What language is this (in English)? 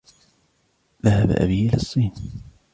Arabic